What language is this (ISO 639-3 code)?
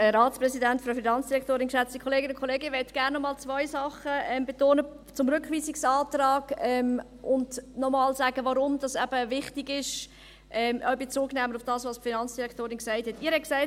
gsw